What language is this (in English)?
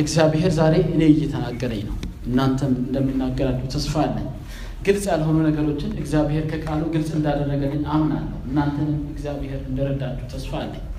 Amharic